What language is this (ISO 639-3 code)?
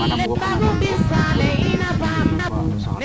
srr